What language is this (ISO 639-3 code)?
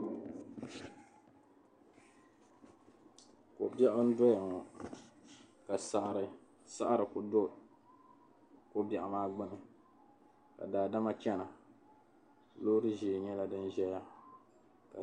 dag